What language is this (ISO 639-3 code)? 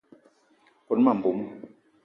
eto